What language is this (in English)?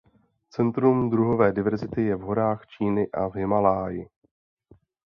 Czech